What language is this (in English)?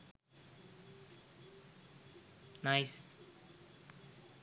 Sinhala